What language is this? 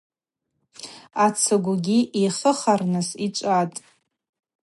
Abaza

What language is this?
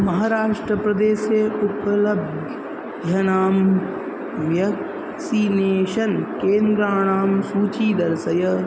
Sanskrit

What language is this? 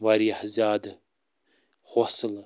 Kashmiri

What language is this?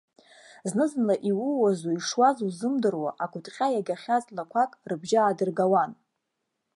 Abkhazian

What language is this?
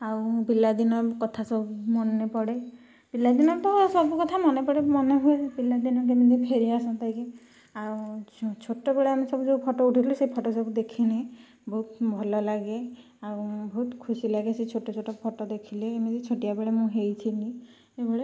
Odia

